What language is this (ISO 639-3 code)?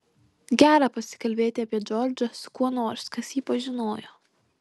lit